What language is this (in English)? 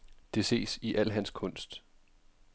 Danish